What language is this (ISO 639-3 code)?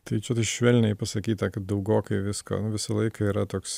lit